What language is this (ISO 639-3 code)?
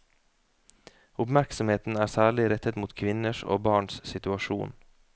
nor